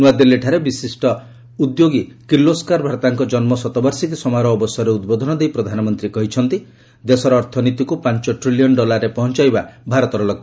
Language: Odia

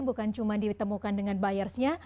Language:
Indonesian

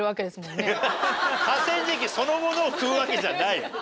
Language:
Japanese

